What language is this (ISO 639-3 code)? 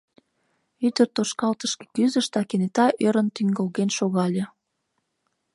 chm